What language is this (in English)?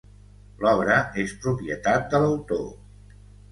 Catalan